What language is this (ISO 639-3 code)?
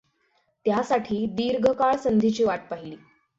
mar